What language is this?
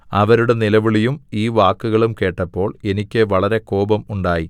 Malayalam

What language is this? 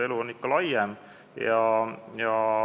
Estonian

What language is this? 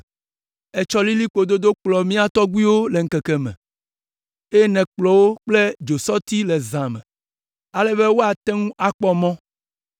Ewe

